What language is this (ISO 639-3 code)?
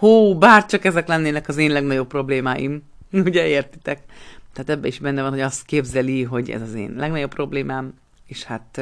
hun